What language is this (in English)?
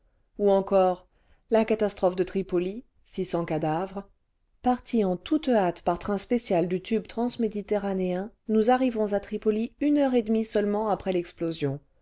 French